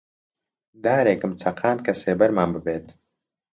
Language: Central Kurdish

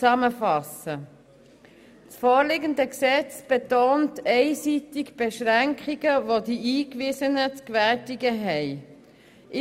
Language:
Swiss German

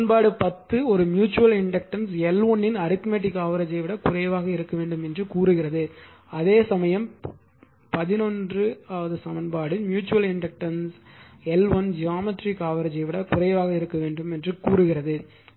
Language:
Tamil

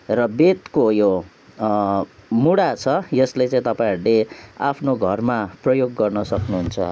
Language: Nepali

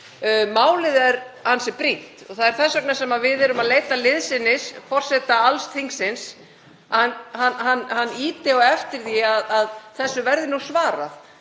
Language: Icelandic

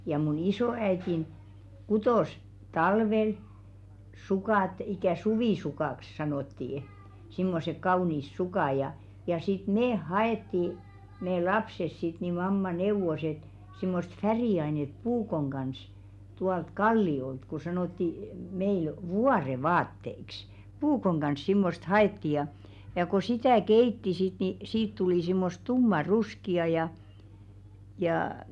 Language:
Finnish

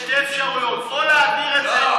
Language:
Hebrew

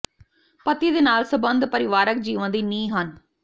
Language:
Punjabi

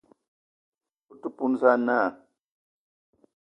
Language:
Eton (Cameroon)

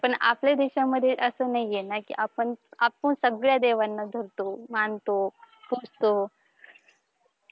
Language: Marathi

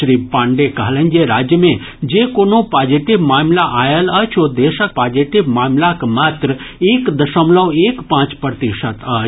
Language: Maithili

